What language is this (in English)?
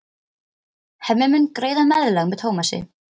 Icelandic